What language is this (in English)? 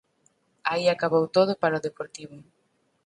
Galician